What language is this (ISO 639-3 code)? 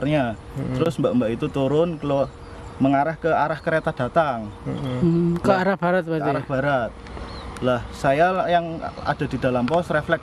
ind